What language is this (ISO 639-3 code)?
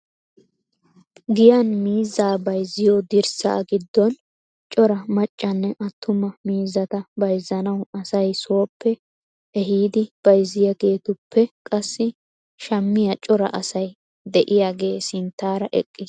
wal